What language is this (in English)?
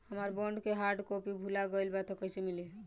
Bhojpuri